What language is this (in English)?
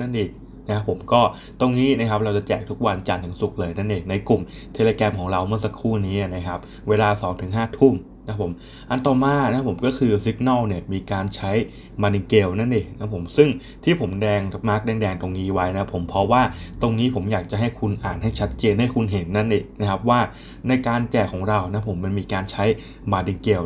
Thai